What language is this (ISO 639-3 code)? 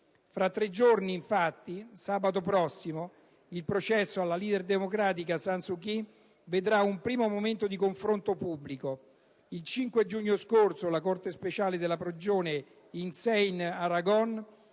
ita